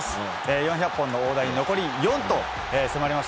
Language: Japanese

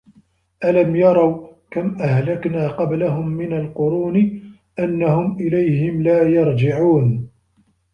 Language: Arabic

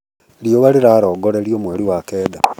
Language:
Kikuyu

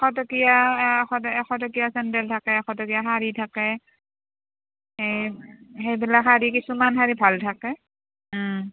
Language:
Assamese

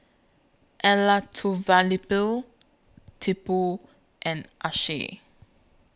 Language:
English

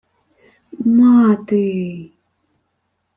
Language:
Ukrainian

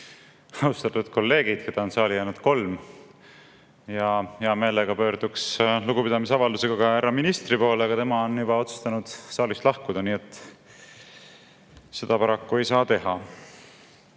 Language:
Estonian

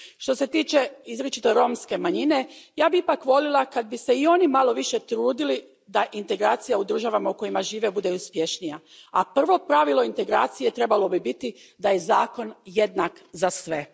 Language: Croatian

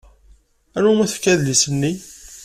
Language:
Kabyle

